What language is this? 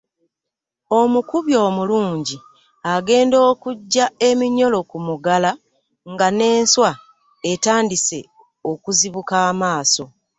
Ganda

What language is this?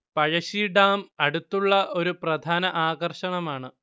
Malayalam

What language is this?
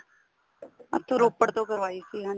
Punjabi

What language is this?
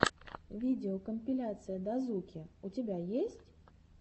Russian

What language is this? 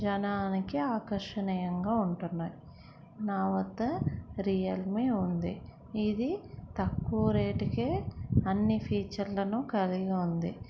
Telugu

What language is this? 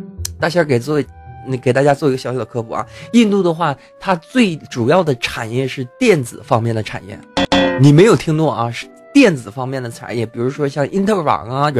Chinese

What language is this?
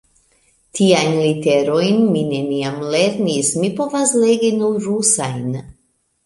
Esperanto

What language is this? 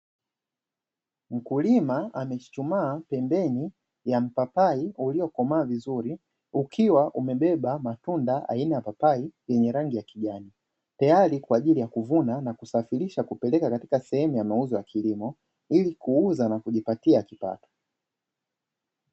Swahili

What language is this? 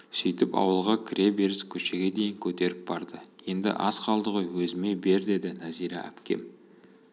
Kazakh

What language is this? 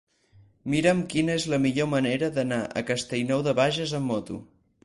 Catalan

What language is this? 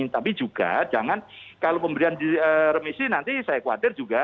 Indonesian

